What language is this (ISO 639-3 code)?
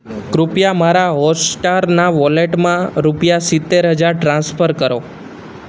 guj